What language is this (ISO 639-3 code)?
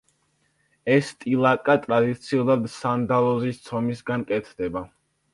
kat